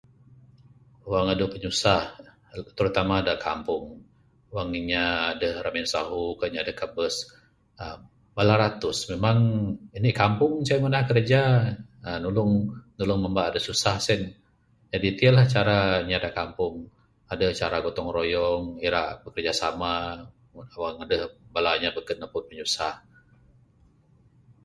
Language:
Bukar-Sadung Bidayuh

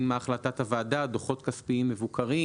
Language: Hebrew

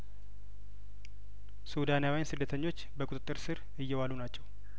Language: Amharic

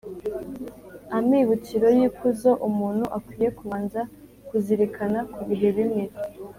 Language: Kinyarwanda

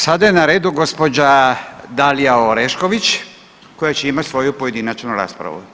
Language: Croatian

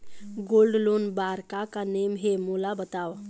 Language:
Chhattisgarhi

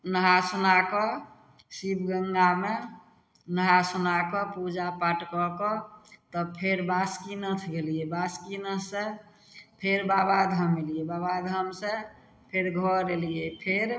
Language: Maithili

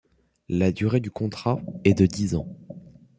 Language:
French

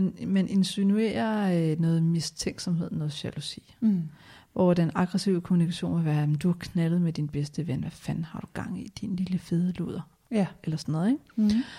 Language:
Danish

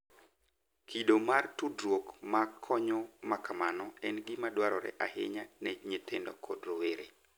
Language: Luo (Kenya and Tanzania)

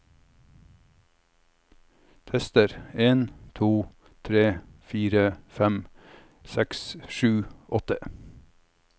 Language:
Norwegian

